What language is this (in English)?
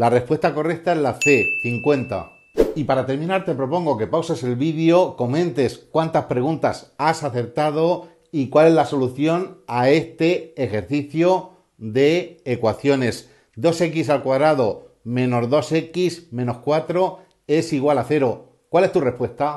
Spanish